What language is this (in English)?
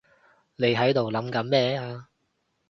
Cantonese